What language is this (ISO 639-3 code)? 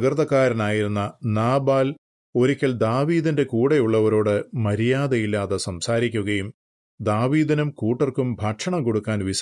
mal